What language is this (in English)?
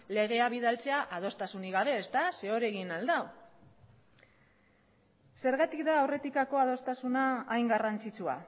Basque